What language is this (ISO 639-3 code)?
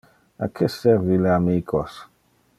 ina